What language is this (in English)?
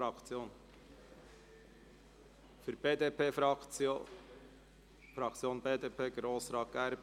Swiss German